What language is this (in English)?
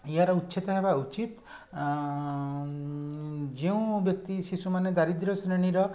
Odia